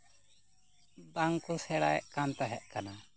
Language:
Santali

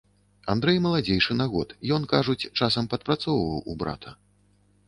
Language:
Belarusian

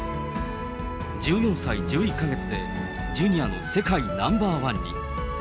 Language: Japanese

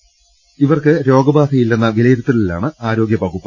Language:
Malayalam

